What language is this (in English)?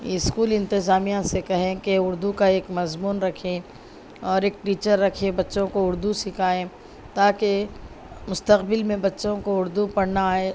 Urdu